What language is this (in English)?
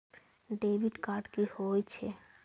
Maithili